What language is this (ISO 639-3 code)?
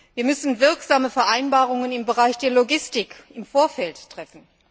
deu